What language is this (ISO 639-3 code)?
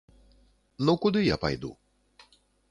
bel